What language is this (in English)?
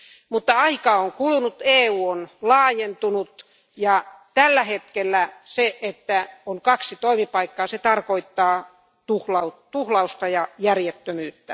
Finnish